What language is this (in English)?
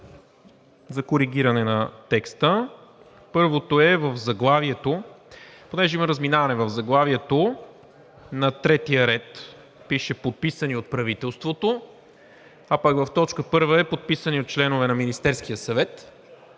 Bulgarian